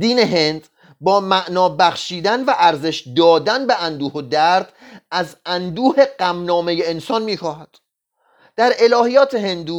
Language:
Persian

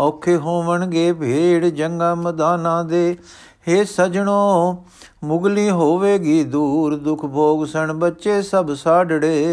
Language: Punjabi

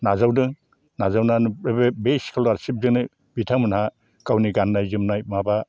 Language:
Bodo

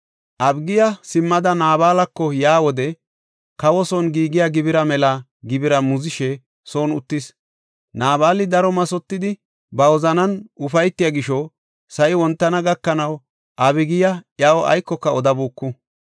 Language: Gofa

